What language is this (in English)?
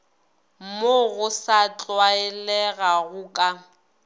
Northern Sotho